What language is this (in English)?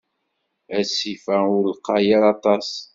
Kabyle